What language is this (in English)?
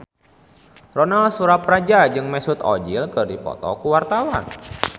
Sundanese